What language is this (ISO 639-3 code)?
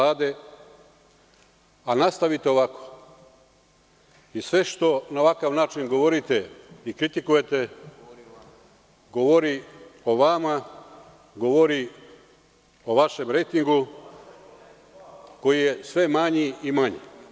srp